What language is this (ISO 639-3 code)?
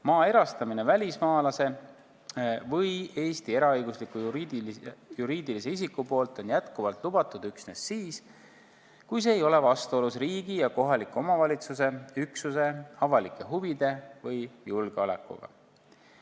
est